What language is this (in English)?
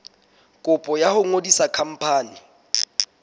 Southern Sotho